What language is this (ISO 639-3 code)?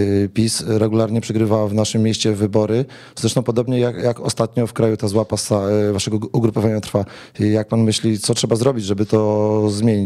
pol